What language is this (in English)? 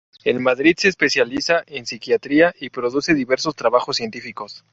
Spanish